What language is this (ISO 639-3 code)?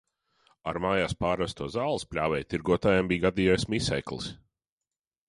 lav